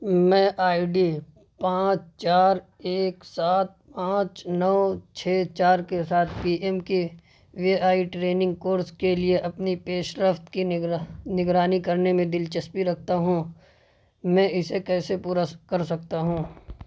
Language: Urdu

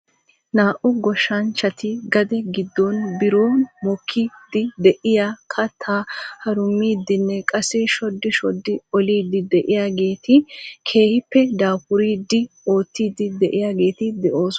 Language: Wolaytta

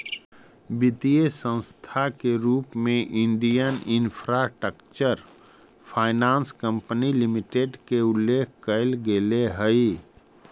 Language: Magahi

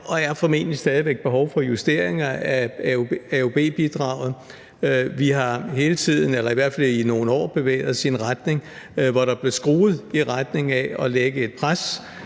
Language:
Danish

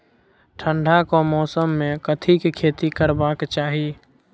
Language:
Maithili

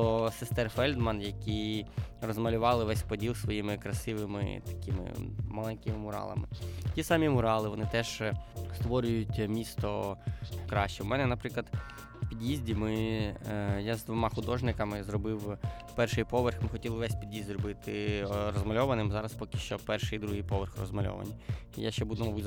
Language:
Ukrainian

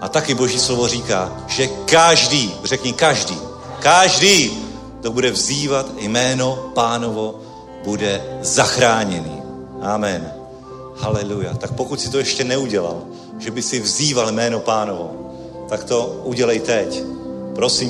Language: Czech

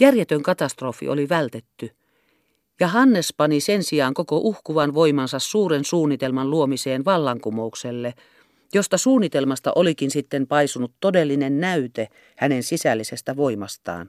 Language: Finnish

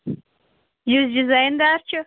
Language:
Kashmiri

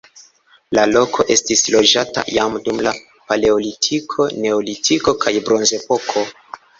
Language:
Esperanto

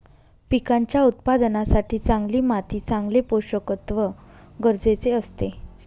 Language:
Marathi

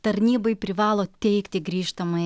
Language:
Lithuanian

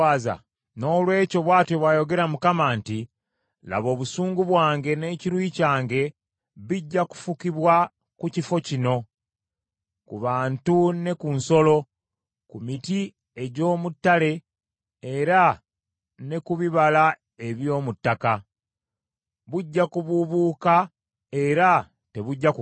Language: Ganda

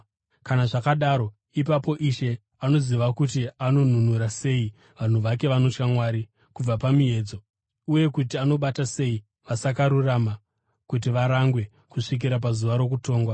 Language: Shona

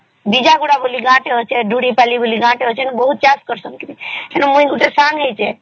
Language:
Odia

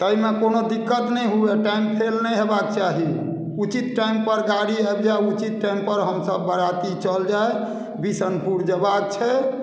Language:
Maithili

